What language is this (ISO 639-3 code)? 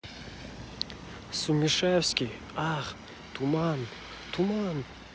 rus